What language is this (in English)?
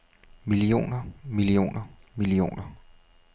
Danish